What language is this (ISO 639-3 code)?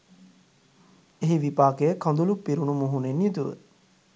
sin